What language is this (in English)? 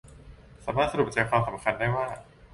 Thai